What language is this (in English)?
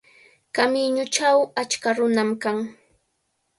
Cajatambo North Lima Quechua